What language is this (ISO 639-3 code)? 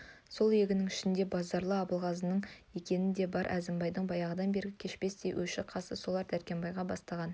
kaz